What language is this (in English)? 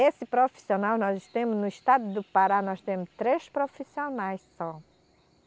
Portuguese